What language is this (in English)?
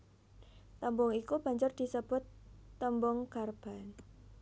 Javanese